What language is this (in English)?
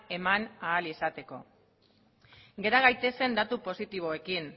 Basque